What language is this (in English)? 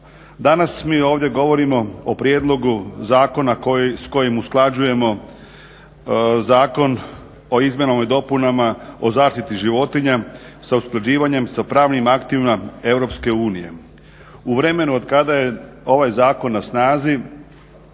Croatian